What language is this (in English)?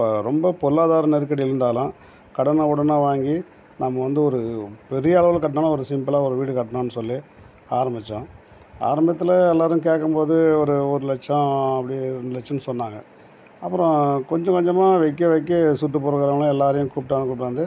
Tamil